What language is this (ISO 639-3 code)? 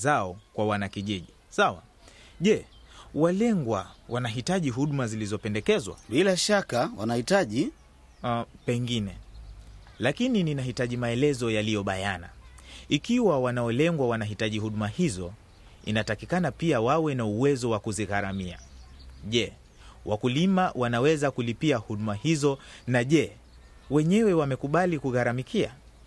swa